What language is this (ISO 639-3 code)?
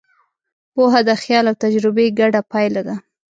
pus